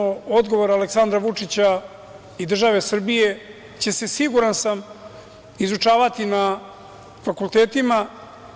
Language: Serbian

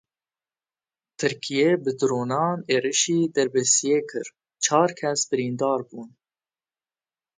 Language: Kurdish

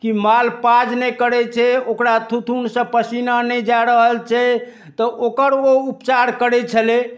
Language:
Maithili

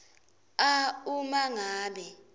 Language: Swati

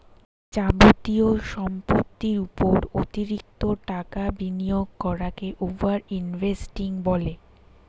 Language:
Bangla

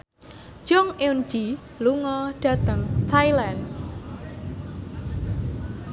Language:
Javanese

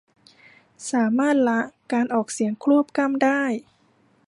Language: Thai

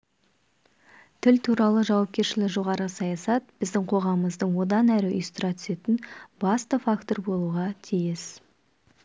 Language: Kazakh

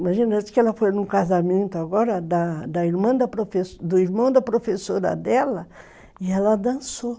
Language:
Portuguese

